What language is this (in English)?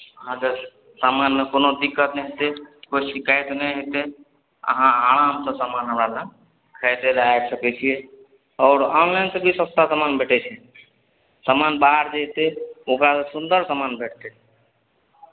Maithili